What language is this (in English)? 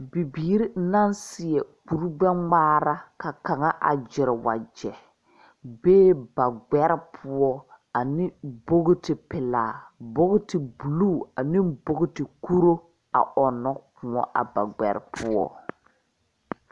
Southern Dagaare